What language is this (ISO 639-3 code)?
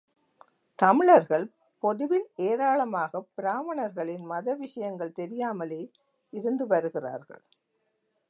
tam